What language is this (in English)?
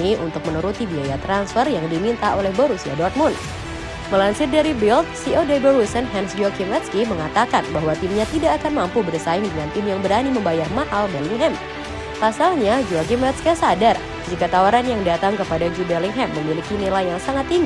Indonesian